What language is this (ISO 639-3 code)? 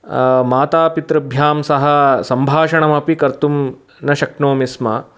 san